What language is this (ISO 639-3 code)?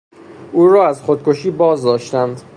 fas